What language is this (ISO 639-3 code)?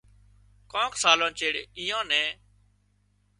kxp